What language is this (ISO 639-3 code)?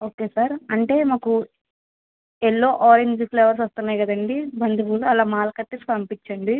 tel